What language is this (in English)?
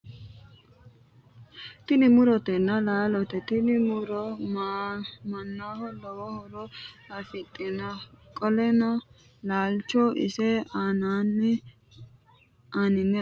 Sidamo